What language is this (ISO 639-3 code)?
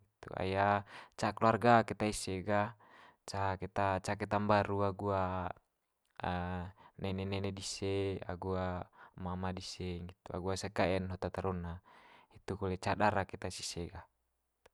mqy